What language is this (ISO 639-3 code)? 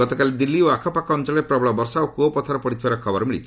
ori